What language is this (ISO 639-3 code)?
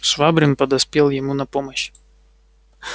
rus